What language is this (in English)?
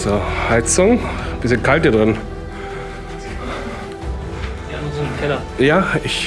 German